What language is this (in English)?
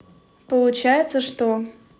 Russian